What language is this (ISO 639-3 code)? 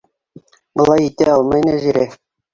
bak